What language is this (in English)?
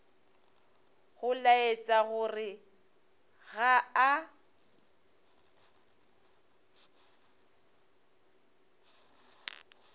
Northern Sotho